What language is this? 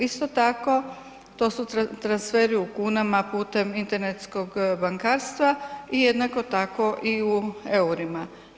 Croatian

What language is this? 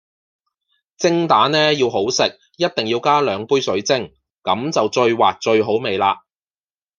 Cantonese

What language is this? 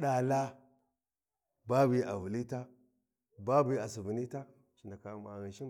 Warji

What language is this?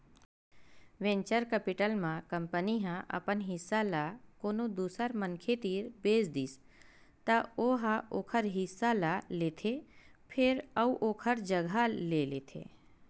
Chhattisgarhi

